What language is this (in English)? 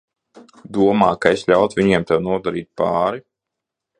Latvian